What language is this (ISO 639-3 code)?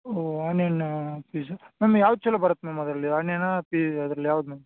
kan